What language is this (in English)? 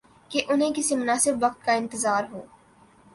Urdu